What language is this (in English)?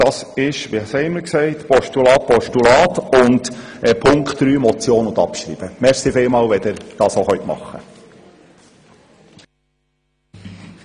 Swiss German